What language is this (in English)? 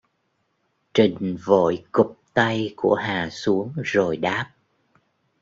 Vietnamese